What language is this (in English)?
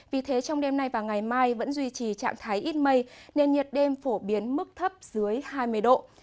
Vietnamese